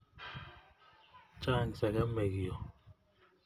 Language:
Kalenjin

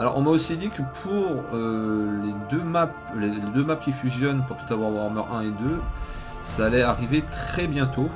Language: French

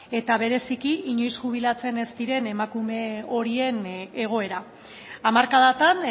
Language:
Basque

